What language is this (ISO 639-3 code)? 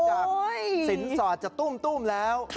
tha